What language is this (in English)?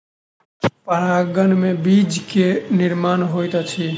Maithili